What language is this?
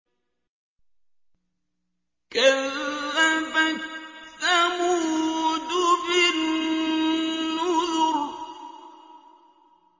Arabic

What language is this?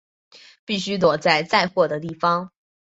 Chinese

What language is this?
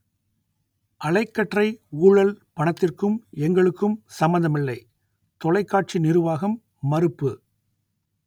Tamil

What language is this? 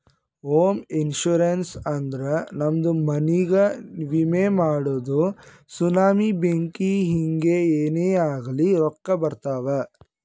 Kannada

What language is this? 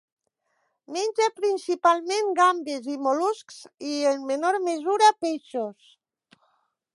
Catalan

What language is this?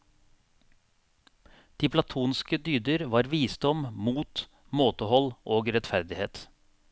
Norwegian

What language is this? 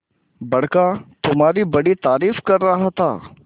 Hindi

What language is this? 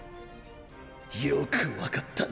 Japanese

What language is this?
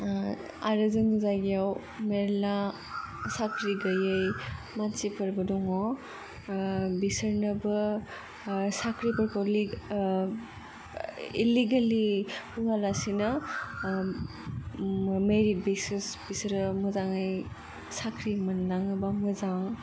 Bodo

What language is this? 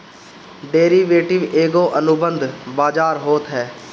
Bhojpuri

